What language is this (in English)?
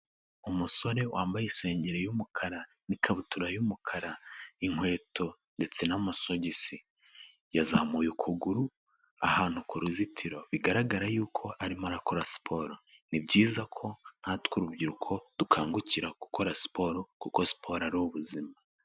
Kinyarwanda